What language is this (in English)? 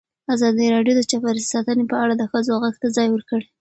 Pashto